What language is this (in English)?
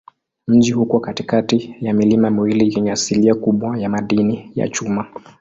Swahili